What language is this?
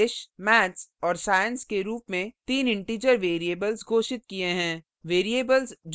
Hindi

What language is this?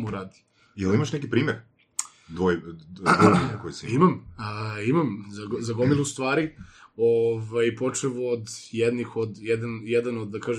Croatian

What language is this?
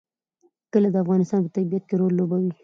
Pashto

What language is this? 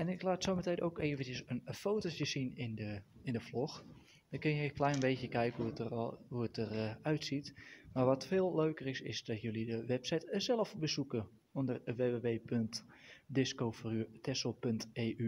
Dutch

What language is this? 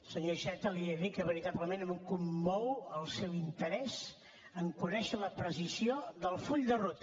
Catalan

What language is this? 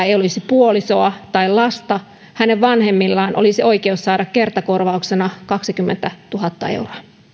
Finnish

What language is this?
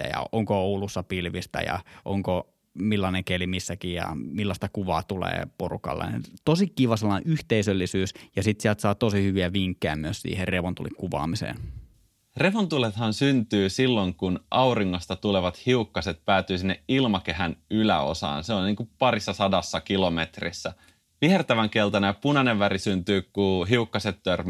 Finnish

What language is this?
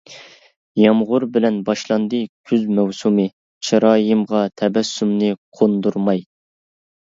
Uyghur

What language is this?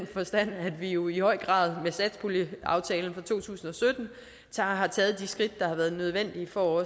Danish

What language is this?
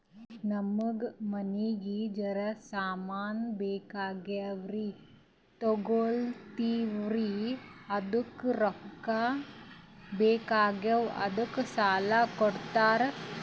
Kannada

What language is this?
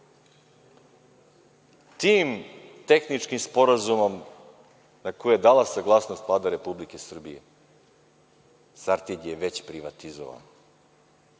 Serbian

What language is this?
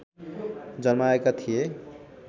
Nepali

